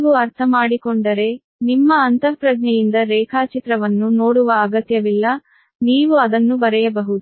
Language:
Kannada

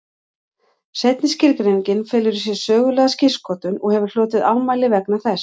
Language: Icelandic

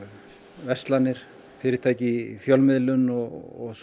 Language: Icelandic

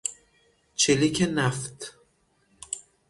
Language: Persian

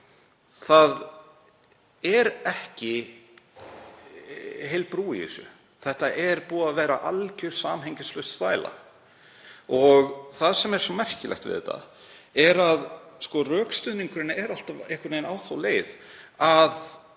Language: Icelandic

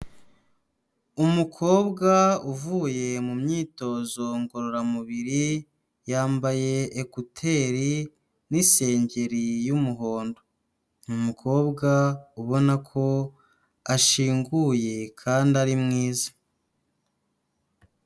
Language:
Kinyarwanda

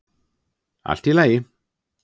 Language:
Icelandic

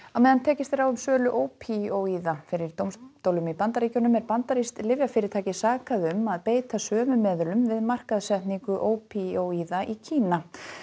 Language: Icelandic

